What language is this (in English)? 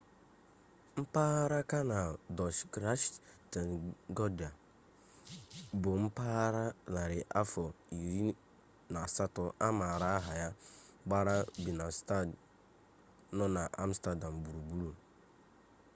Igbo